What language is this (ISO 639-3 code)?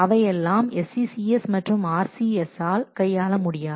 tam